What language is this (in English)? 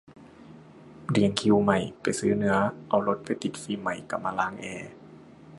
Thai